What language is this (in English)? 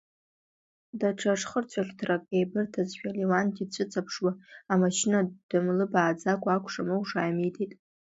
Abkhazian